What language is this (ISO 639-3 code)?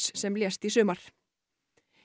isl